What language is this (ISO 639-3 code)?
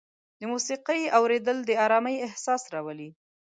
pus